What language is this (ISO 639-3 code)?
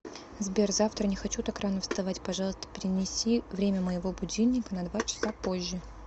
rus